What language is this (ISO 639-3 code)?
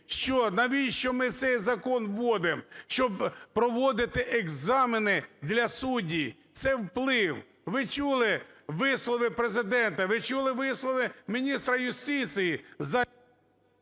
ukr